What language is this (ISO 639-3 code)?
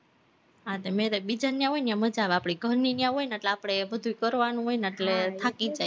guj